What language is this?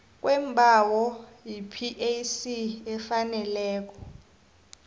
South Ndebele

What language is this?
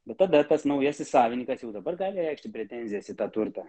Lithuanian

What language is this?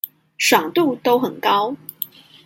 Chinese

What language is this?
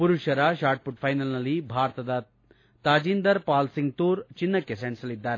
Kannada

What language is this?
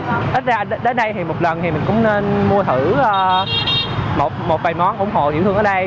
Vietnamese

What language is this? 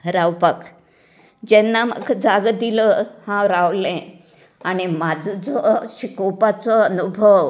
Konkani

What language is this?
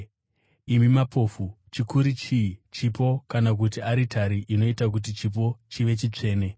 Shona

